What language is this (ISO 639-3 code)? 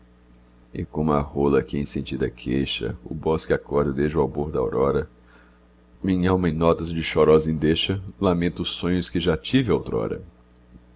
por